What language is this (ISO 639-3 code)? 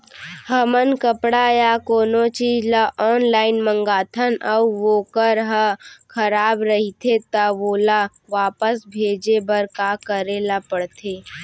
hne